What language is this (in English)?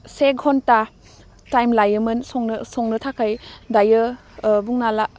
Bodo